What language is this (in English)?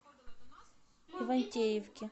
Russian